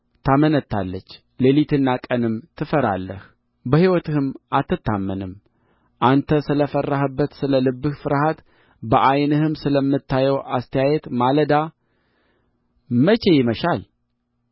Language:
Amharic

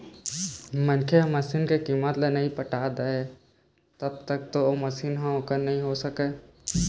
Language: Chhattisgarhi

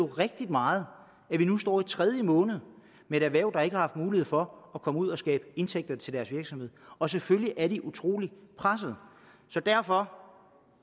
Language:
Danish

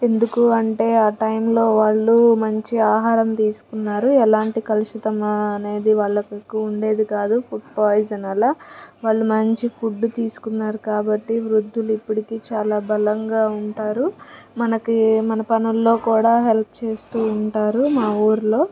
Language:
Telugu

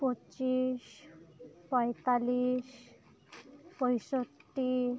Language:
Santali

